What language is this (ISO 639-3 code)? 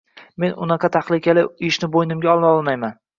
uzb